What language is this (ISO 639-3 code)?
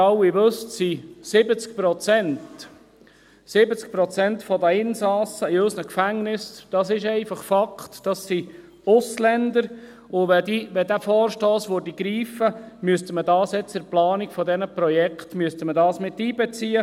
gsw